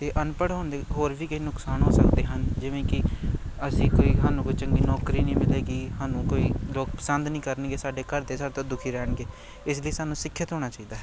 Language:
Punjabi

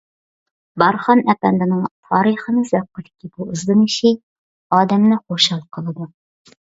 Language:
Uyghur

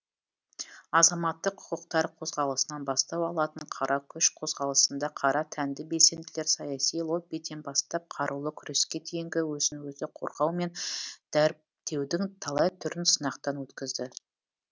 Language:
Kazakh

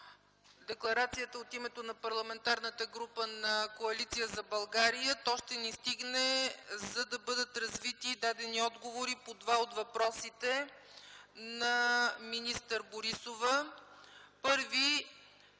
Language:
Bulgarian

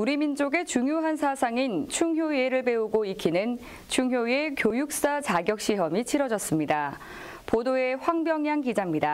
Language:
Korean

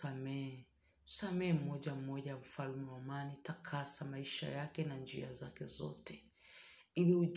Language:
Swahili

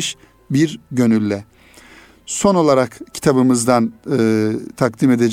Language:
Turkish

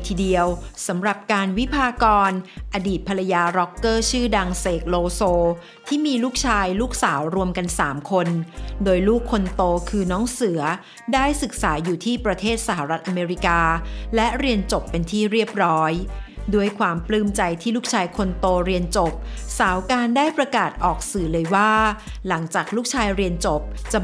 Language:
Thai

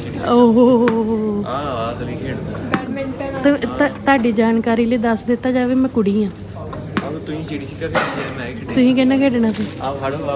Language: Punjabi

